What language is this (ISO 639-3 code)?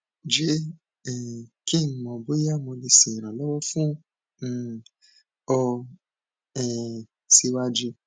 yor